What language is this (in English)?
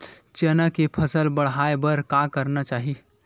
Chhattisgarhi